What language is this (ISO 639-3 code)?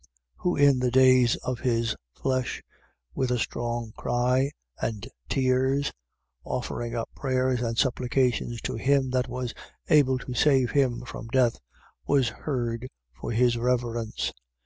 eng